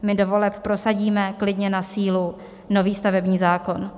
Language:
Czech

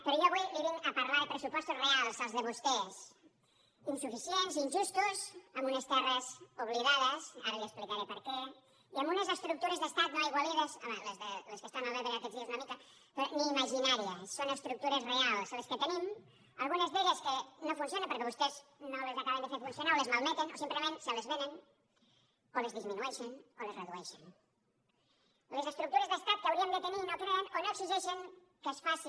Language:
Catalan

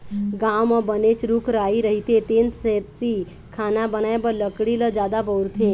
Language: Chhattisgarhi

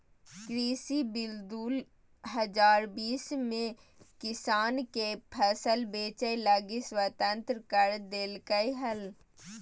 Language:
Magahi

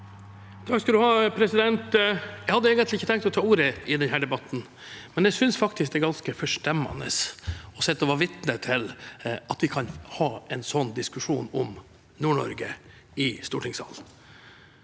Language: Norwegian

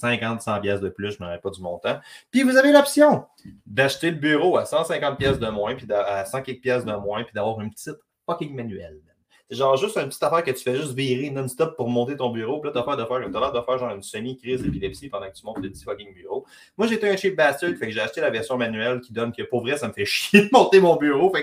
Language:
French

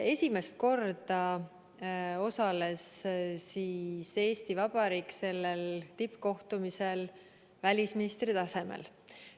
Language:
Estonian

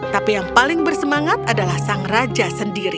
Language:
Indonesian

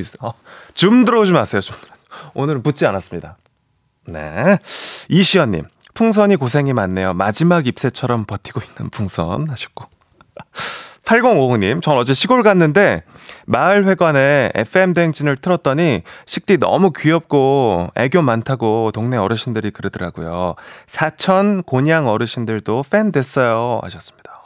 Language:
Korean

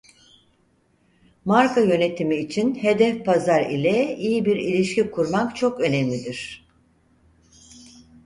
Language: Turkish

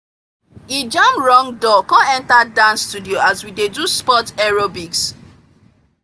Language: Nigerian Pidgin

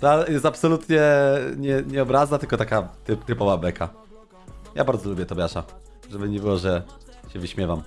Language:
Polish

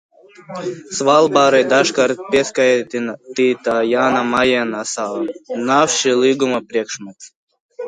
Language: Latvian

